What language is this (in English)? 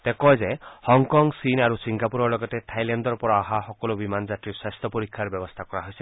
Assamese